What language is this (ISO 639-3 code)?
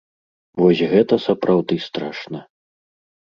bel